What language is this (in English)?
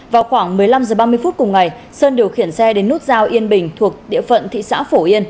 Vietnamese